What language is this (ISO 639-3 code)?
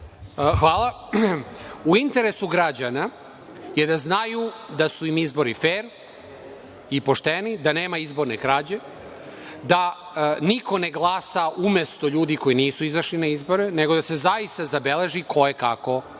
srp